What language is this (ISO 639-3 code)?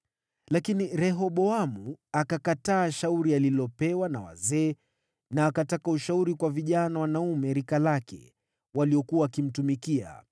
swa